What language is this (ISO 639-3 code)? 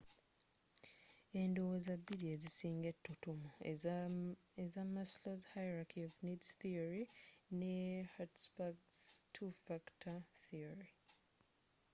lug